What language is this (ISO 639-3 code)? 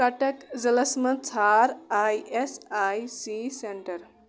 kas